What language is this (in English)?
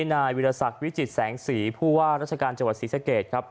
Thai